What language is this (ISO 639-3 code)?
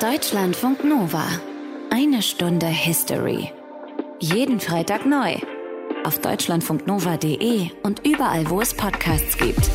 deu